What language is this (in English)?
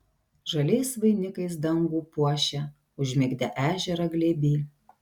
Lithuanian